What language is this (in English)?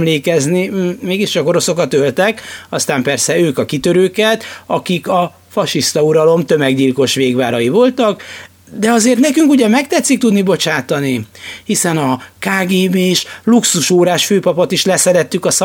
Hungarian